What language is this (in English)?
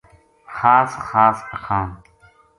Gujari